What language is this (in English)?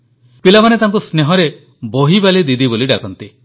Odia